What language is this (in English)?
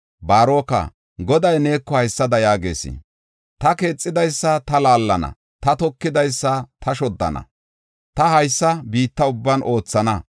Gofa